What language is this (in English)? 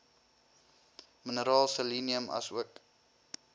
Afrikaans